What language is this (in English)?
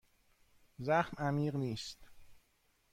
Persian